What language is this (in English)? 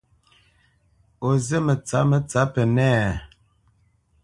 Bamenyam